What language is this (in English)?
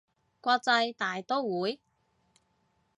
Cantonese